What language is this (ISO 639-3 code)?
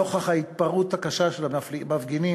heb